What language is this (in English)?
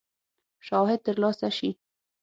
Pashto